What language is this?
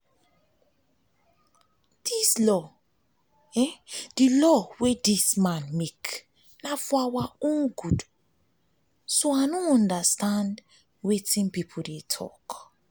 Nigerian Pidgin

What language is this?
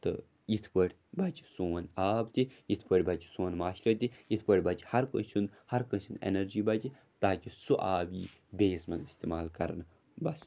Kashmiri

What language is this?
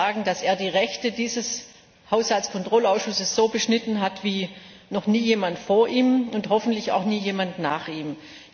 German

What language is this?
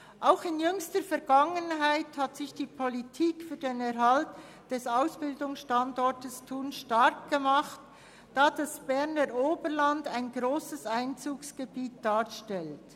Swiss German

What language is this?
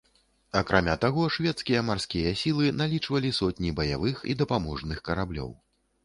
Belarusian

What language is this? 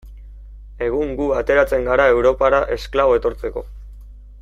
Basque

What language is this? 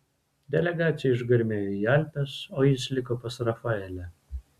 Lithuanian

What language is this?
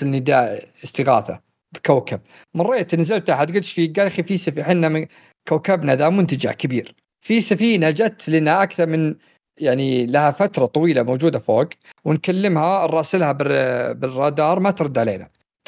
Arabic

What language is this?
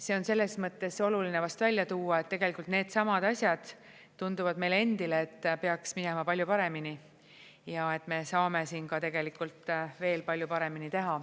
Estonian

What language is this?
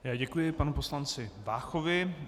Czech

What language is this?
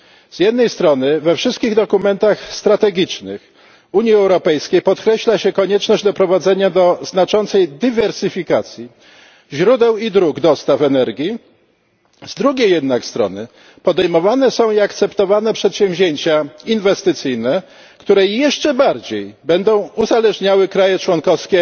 Polish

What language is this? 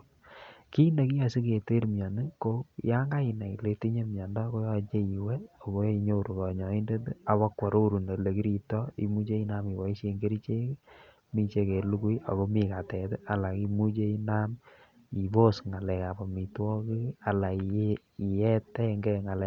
Kalenjin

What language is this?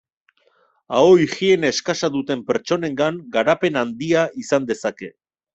Basque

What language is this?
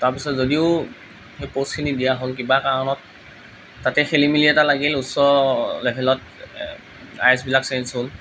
Assamese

